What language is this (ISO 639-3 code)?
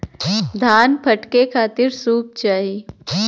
bho